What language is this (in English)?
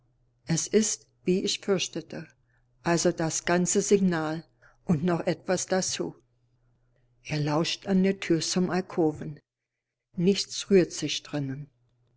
German